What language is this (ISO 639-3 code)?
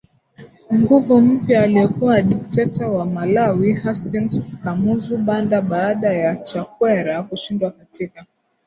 swa